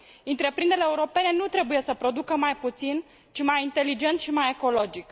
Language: Romanian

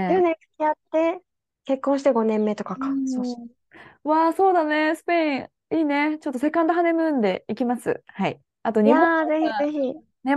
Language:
Japanese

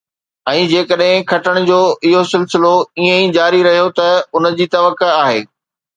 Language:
Sindhi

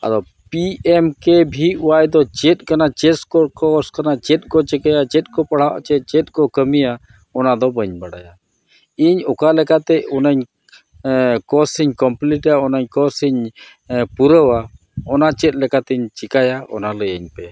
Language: Santali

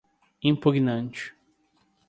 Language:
Portuguese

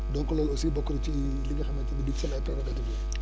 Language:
Wolof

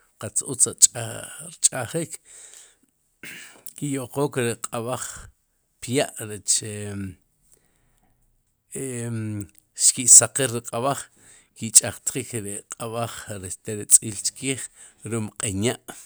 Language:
Sipacapense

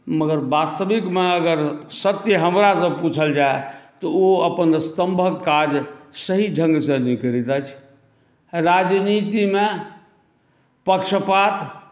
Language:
Maithili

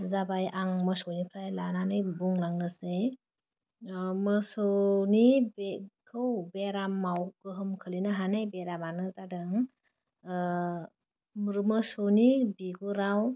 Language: Bodo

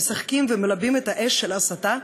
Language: Hebrew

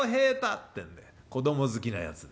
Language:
Japanese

